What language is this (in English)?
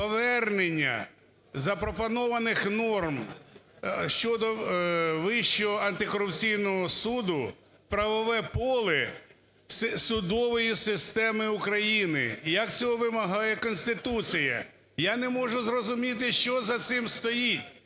Ukrainian